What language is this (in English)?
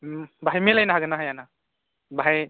Bodo